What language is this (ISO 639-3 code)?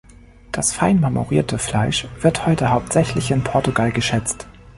deu